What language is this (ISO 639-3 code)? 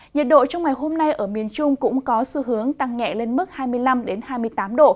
vie